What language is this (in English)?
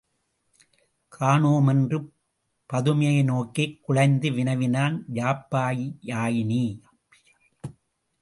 Tamil